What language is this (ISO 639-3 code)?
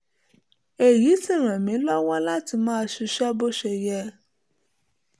yor